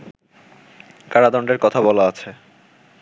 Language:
Bangla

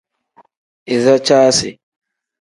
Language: Tem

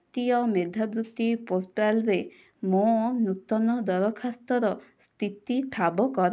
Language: Odia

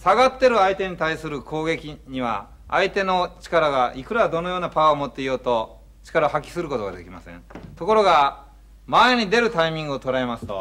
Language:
Japanese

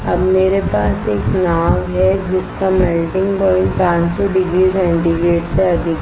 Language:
Hindi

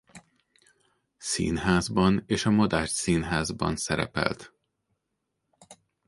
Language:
Hungarian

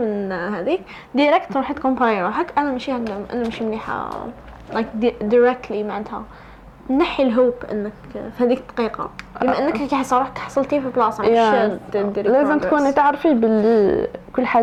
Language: Arabic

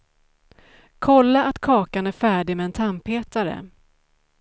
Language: Swedish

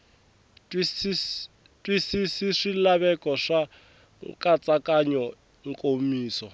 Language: Tsonga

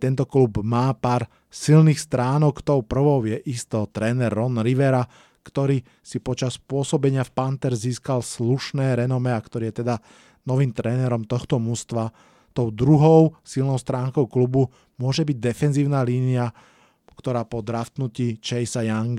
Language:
Slovak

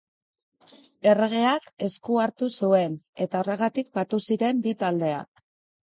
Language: Basque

